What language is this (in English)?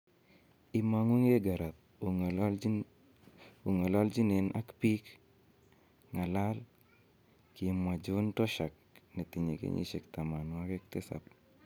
Kalenjin